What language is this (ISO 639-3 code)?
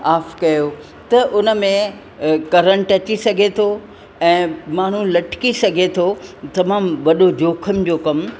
snd